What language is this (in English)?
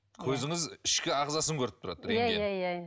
Kazakh